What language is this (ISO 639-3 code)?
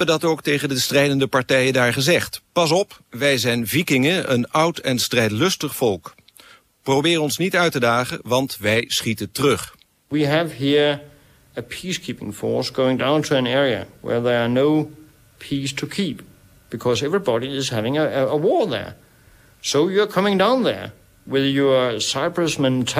nld